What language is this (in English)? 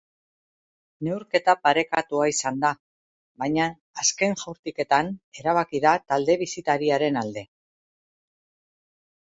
Basque